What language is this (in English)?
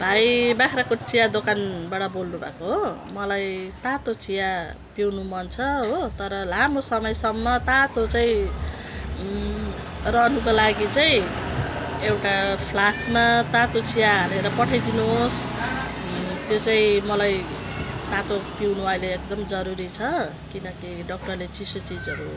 Nepali